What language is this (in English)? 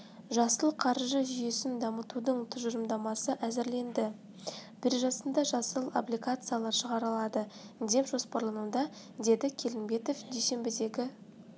Kazakh